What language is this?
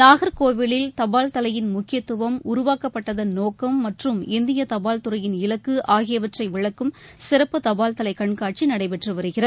Tamil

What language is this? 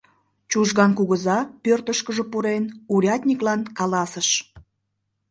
Mari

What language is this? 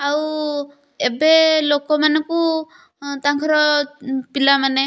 Odia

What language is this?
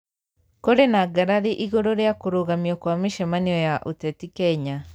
Kikuyu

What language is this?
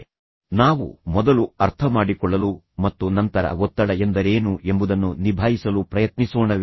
Kannada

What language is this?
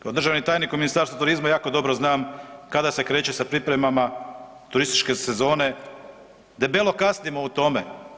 Croatian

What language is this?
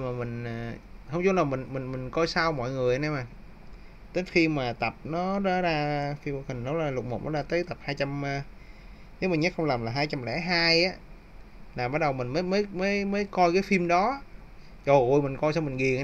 Vietnamese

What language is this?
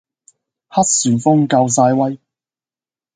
Cantonese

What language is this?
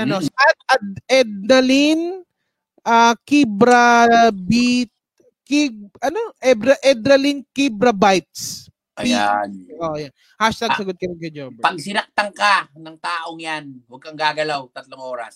Filipino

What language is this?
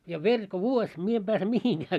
Finnish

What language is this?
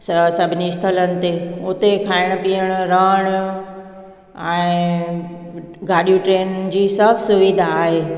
Sindhi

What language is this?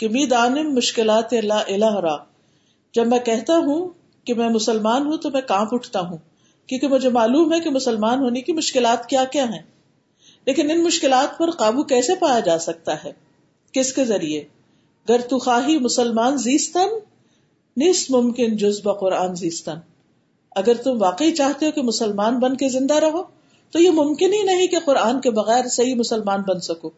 Urdu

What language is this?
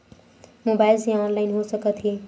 Chhattisgarhi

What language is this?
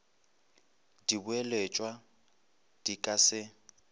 Northern Sotho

